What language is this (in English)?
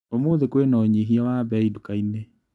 Kikuyu